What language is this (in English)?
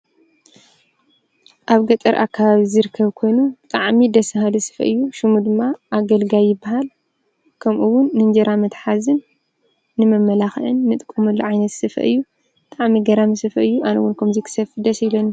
Tigrinya